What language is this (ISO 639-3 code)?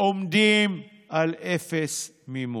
heb